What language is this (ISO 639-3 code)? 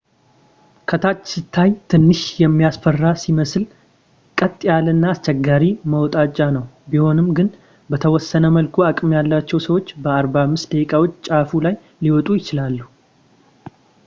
amh